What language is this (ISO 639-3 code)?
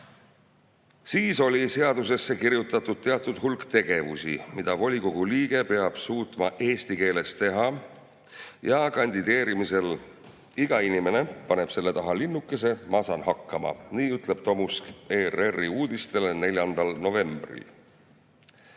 est